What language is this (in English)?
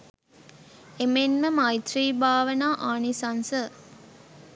Sinhala